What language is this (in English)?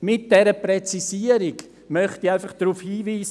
Swiss German